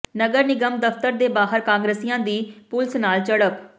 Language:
Punjabi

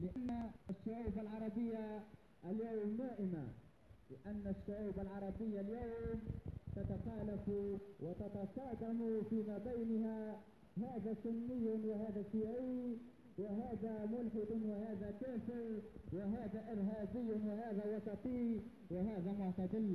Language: Arabic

